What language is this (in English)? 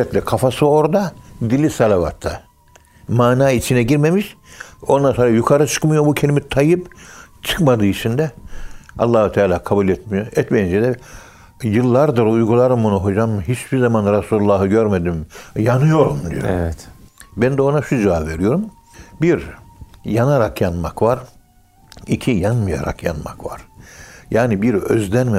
Turkish